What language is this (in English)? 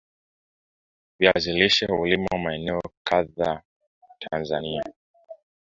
Swahili